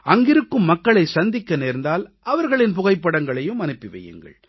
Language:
Tamil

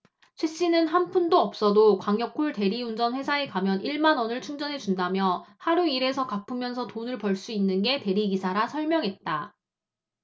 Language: Korean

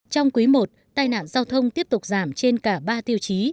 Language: Vietnamese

